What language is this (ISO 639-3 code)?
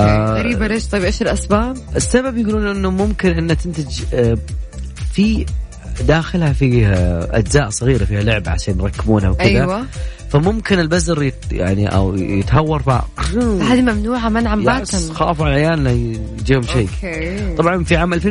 ara